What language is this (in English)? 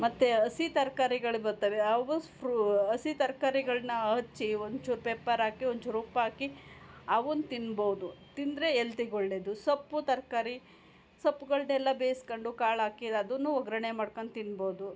Kannada